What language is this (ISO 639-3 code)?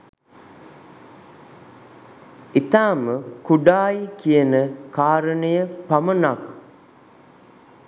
sin